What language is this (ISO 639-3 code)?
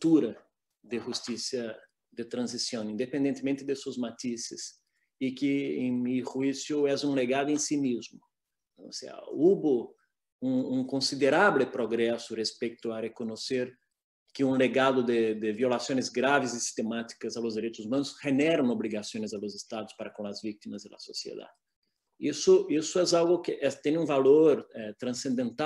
spa